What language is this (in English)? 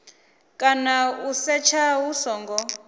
Venda